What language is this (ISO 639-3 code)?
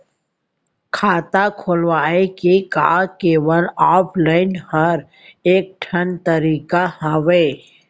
hne